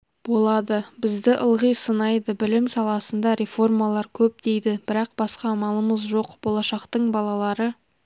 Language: Kazakh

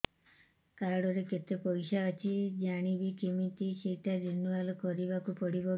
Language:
Odia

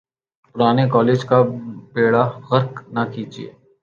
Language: Urdu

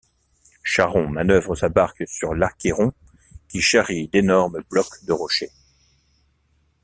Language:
French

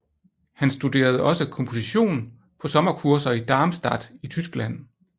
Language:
Danish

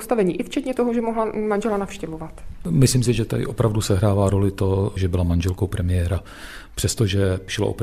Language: Czech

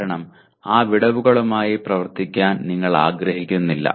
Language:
Malayalam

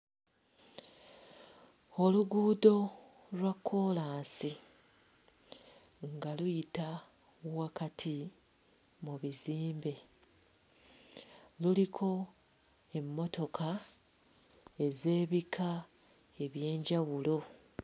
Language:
Ganda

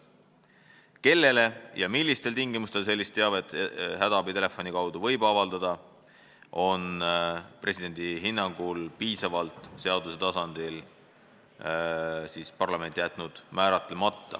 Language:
Estonian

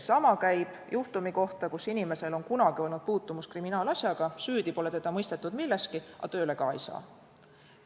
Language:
Estonian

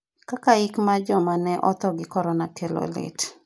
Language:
Luo (Kenya and Tanzania)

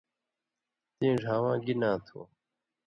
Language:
Indus Kohistani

